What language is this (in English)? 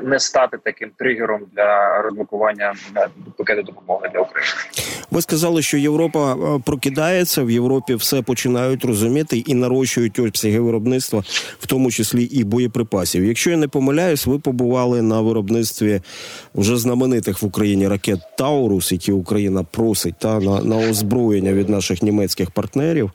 Ukrainian